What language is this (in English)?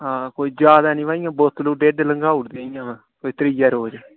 Dogri